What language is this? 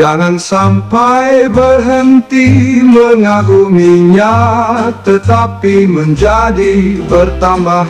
Indonesian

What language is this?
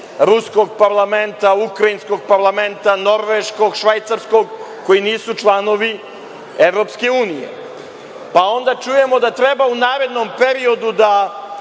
Serbian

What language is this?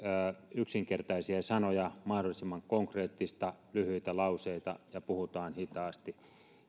Finnish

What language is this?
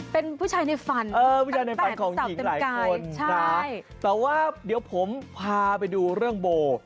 Thai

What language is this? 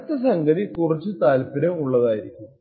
Malayalam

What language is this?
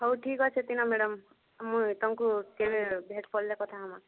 Odia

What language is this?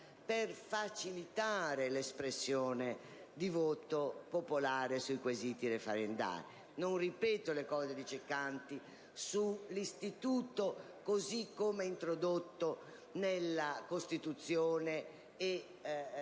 Italian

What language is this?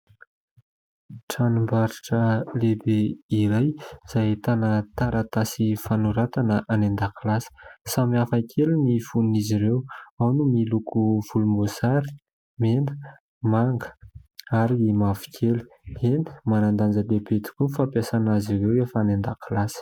Malagasy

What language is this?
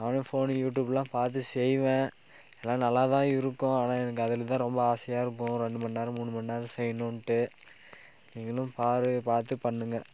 Tamil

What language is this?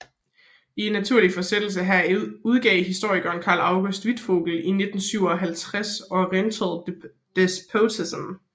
Danish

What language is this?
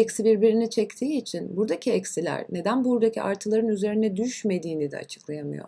Turkish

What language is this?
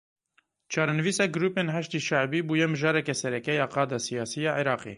Kurdish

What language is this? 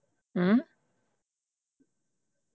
Punjabi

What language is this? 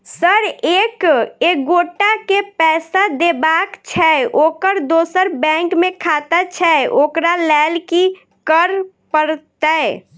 Maithili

